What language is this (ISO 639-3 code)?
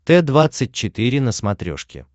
rus